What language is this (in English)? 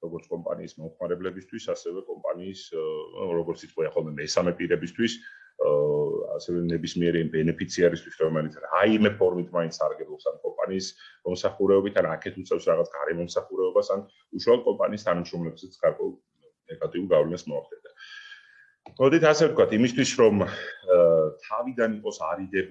Italian